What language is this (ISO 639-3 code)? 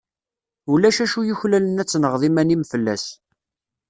kab